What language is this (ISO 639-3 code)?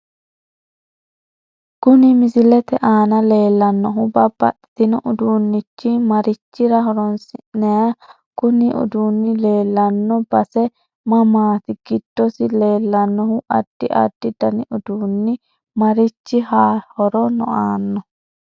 sid